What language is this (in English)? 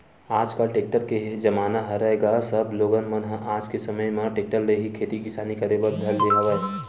Chhattisgarhi